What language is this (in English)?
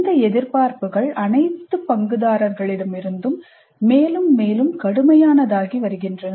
Tamil